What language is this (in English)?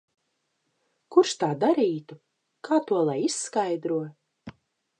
Latvian